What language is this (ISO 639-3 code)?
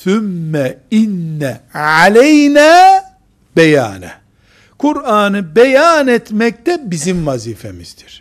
tur